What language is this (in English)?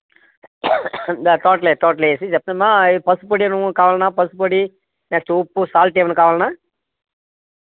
Telugu